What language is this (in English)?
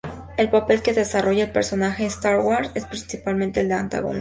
Spanish